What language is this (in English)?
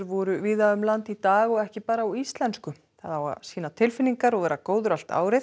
Icelandic